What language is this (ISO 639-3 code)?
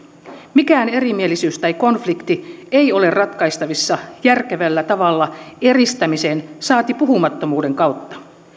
fin